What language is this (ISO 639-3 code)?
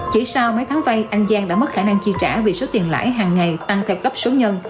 vie